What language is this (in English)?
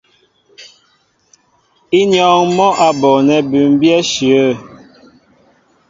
Mbo (Cameroon)